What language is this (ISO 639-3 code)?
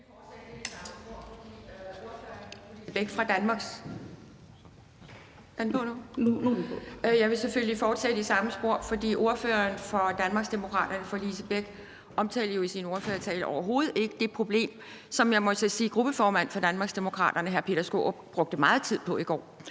dan